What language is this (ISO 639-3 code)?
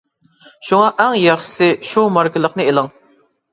uig